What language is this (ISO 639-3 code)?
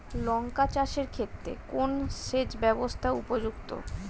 ben